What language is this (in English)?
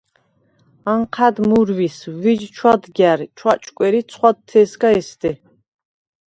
Svan